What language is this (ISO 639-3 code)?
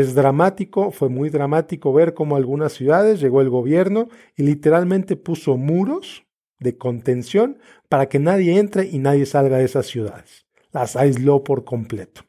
spa